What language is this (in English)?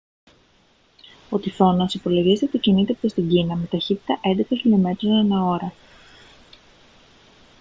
Greek